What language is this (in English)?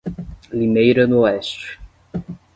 Portuguese